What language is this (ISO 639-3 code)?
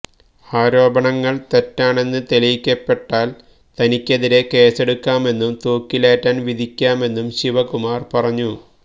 mal